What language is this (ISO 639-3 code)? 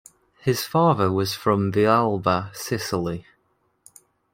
eng